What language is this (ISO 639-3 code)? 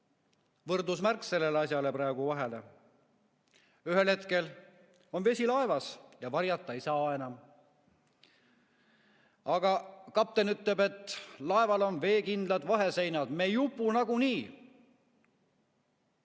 est